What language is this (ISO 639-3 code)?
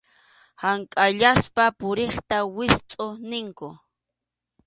qxu